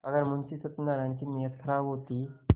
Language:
Hindi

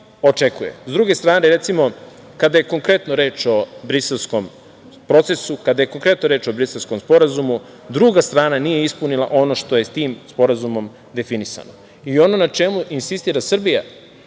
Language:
Serbian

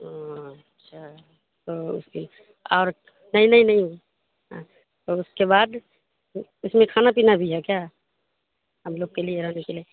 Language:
Urdu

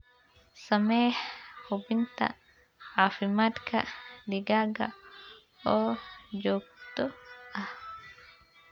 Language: Somali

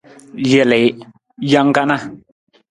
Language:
Nawdm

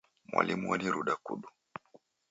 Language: Taita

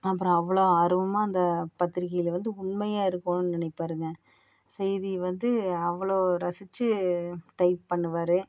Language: Tamil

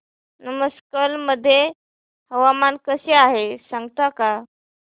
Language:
Marathi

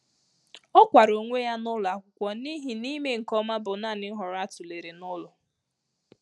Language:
Igbo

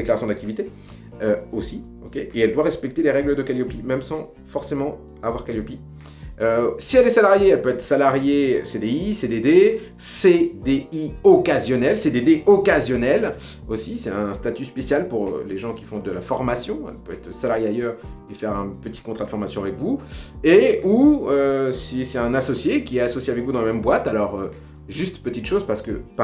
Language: French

